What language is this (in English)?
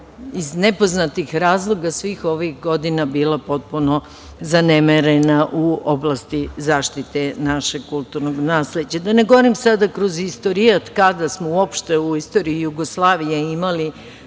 Serbian